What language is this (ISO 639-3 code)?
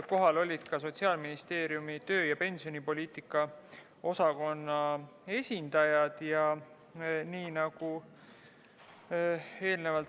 est